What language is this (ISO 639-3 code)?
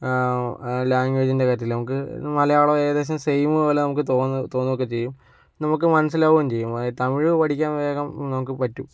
mal